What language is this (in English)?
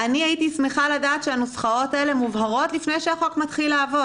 Hebrew